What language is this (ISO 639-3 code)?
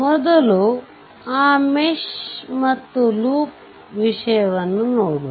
kan